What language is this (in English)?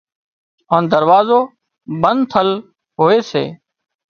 Wadiyara Koli